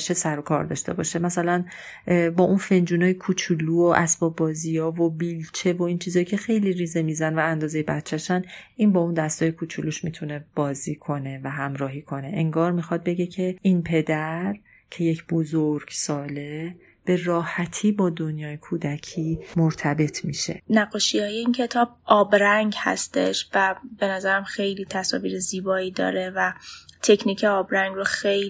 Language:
Persian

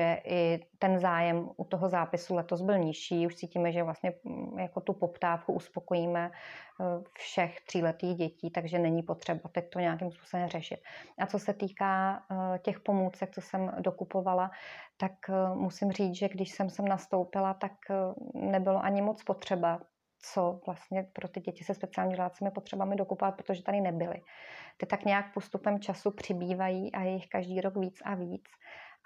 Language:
Czech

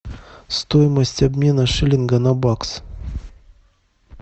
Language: Russian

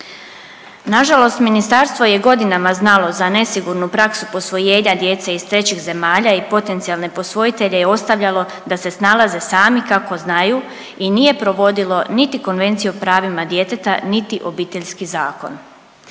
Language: Croatian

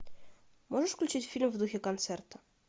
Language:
Russian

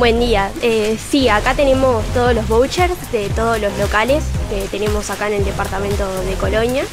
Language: Spanish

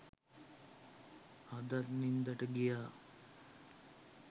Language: Sinhala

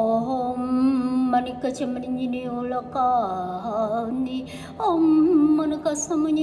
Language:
Vietnamese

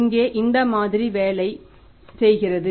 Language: Tamil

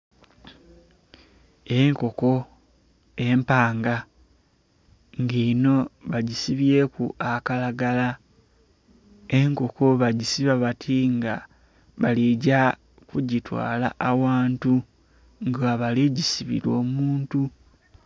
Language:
Soga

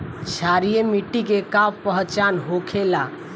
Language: Bhojpuri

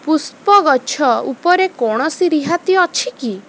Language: Odia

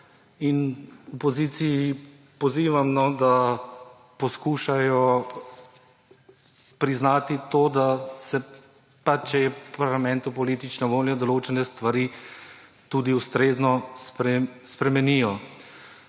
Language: Slovenian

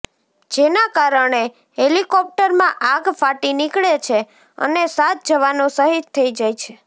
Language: Gujarati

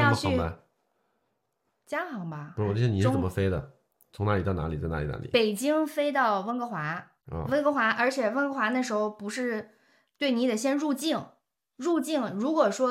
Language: Chinese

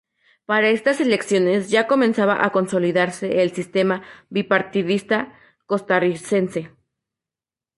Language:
Spanish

